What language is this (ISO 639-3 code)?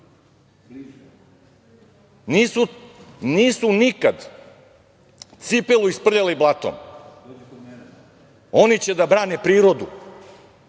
srp